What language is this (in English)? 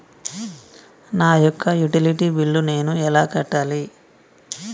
Telugu